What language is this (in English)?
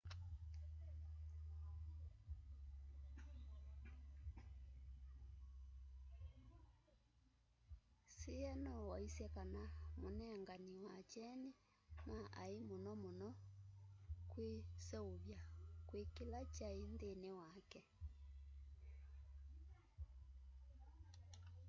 Kamba